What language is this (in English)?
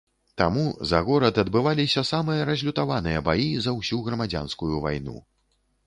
Belarusian